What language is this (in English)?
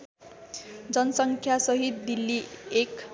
Nepali